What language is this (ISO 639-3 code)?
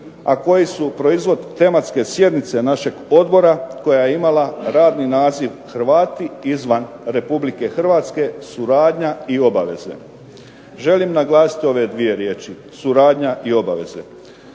hrv